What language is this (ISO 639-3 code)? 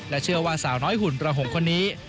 tha